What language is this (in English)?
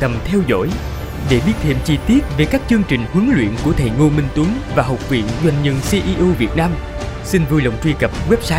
Vietnamese